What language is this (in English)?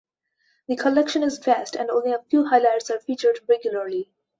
English